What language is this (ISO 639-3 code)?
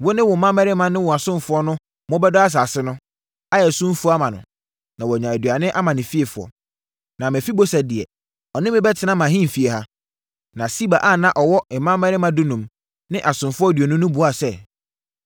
aka